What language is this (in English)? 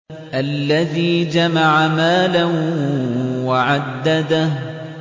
Arabic